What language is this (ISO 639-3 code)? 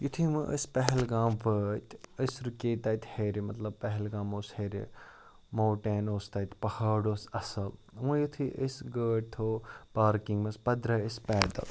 kas